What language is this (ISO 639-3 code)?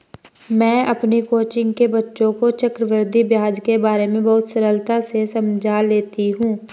hin